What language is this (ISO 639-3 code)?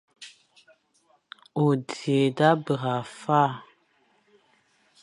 fan